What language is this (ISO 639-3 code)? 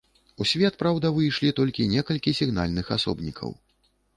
bel